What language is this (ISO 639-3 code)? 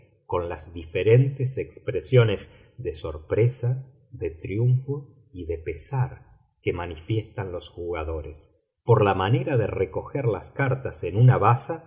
spa